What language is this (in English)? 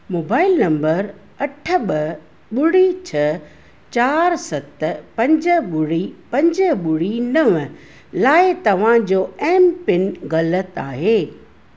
Sindhi